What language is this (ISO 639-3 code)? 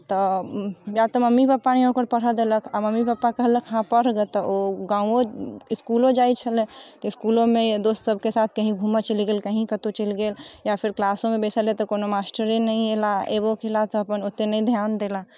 mai